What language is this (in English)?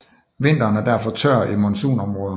Danish